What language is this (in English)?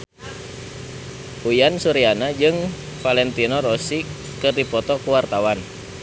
Sundanese